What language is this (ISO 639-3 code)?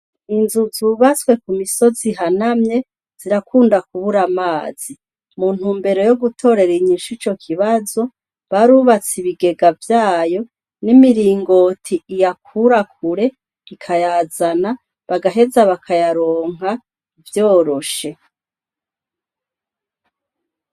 run